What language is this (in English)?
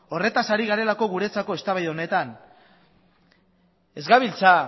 Basque